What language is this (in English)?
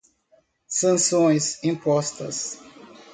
Portuguese